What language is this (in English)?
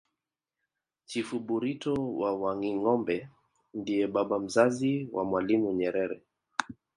Swahili